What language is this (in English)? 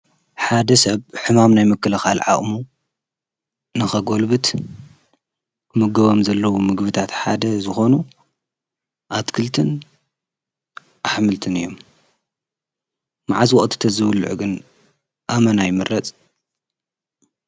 Tigrinya